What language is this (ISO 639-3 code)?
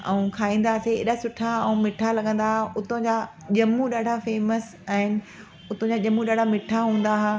snd